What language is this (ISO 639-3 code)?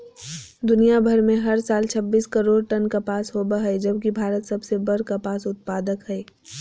mag